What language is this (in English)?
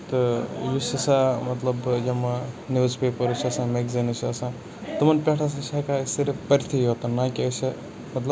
Kashmiri